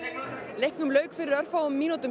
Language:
Icelandic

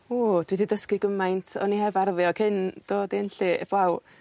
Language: Welsh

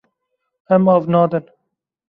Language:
Kurdish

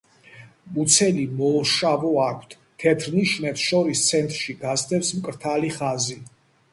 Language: Georgian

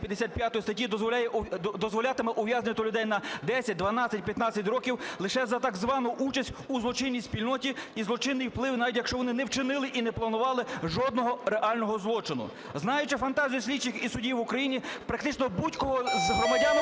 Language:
Ukrainian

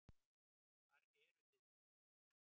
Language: Icelandic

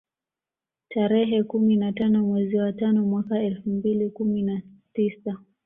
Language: Swahili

